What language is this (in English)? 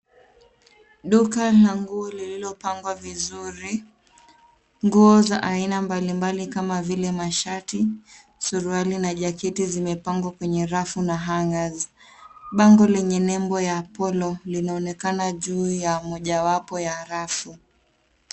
Swahili